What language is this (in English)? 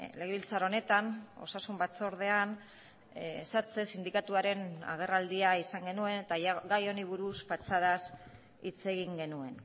Basque